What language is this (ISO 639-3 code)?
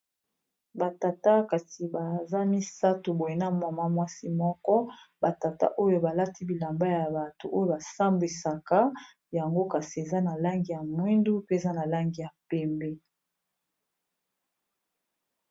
lin